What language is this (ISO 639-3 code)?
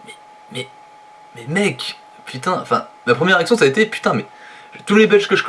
fra